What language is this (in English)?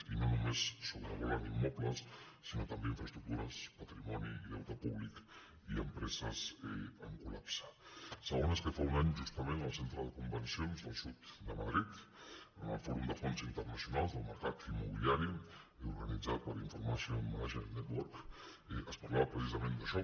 Catalan